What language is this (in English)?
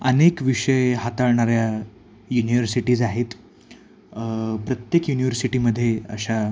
Marathi